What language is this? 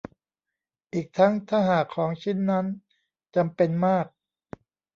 Thai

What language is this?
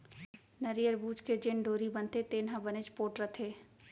Chhattisgarhi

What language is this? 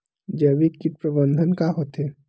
Chhattisgarhi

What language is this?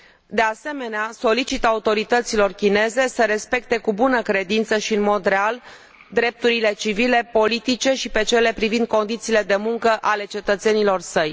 Romanian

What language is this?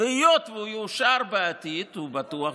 Hebrew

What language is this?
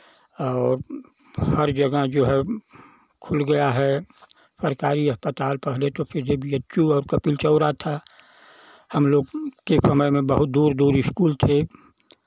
Hindi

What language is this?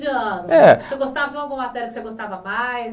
Portuguese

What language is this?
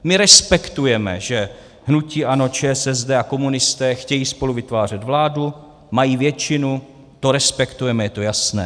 Czech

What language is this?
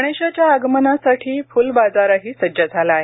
Marathi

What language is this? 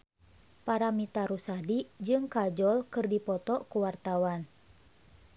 Sundanese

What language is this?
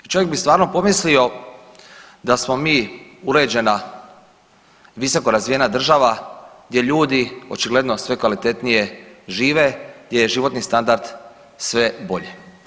Croatian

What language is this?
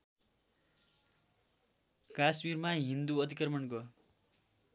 Nepali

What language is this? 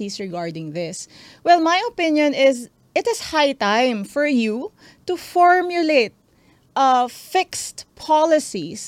Filipino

